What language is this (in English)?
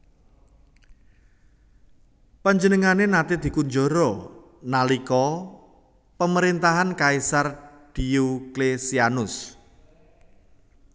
Javanese